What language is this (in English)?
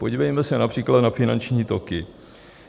Czech